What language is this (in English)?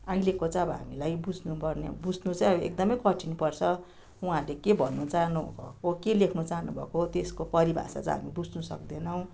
Nepali